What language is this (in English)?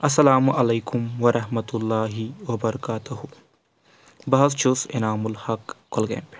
Kashmiri